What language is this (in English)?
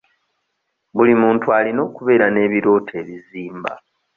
Ganda